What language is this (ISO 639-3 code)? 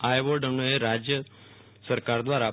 guj